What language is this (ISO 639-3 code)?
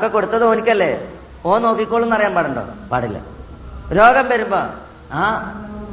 mal